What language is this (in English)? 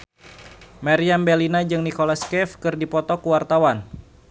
Sundanese